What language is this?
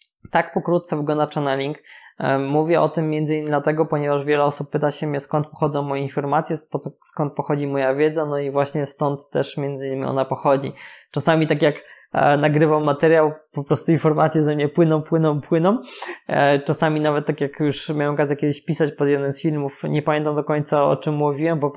Polish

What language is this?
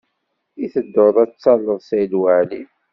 Kabyle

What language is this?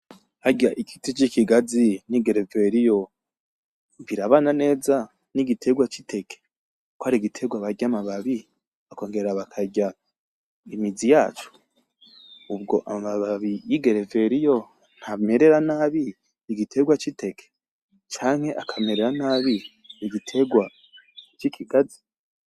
Rundi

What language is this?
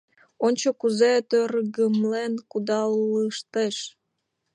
Mari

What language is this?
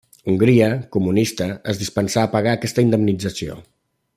Catalan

